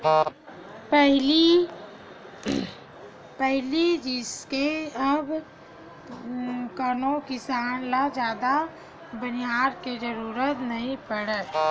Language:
Chhattisgarhi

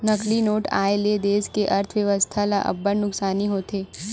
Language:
Chhattisgarhi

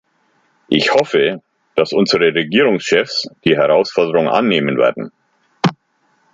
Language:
German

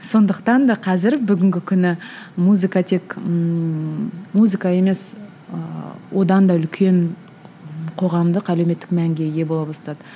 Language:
Kazakh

